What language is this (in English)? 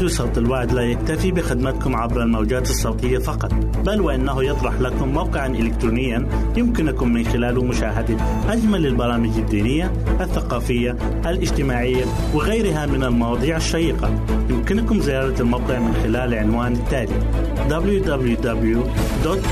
Arabic